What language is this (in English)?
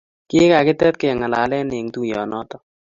Kalenjin